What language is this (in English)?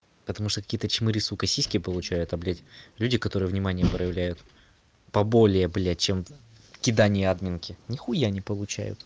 Russian